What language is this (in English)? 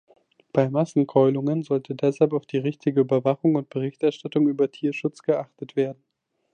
German